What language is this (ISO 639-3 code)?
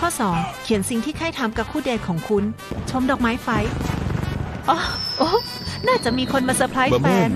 tha